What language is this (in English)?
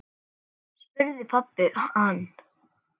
Icelandic